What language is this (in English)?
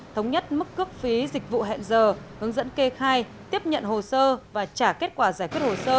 Vietnamese